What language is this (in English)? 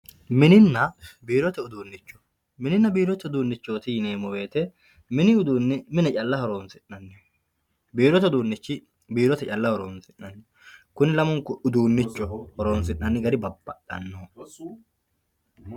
Sidamo